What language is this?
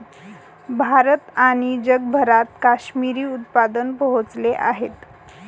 Marathi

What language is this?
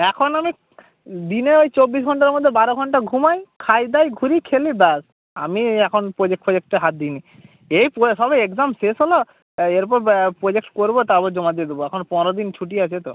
Bangla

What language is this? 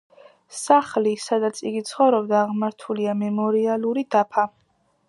Georgian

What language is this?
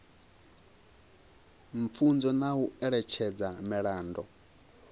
Venda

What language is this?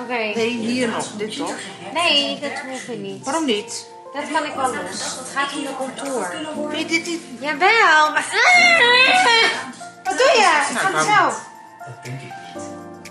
Dutch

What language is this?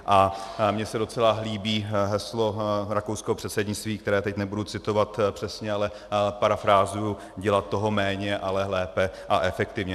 Czech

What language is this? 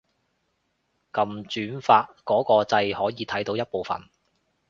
Cantonese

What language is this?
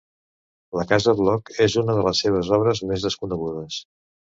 Catalan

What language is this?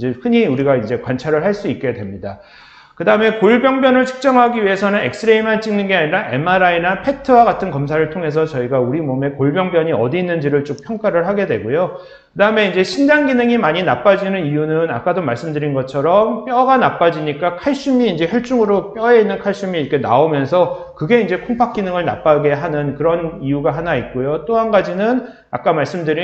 Korean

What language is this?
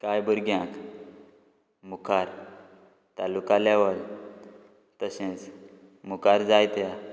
Konkani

